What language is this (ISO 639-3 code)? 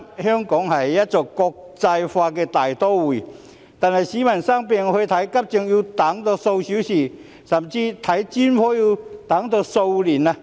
yue